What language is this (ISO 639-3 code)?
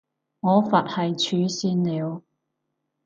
yue